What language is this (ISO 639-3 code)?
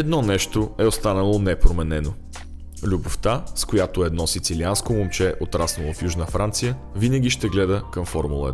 bul